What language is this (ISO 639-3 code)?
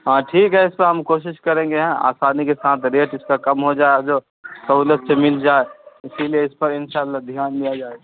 urd